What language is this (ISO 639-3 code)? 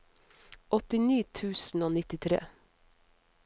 nor